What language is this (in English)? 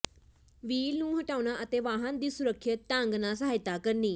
Punjabi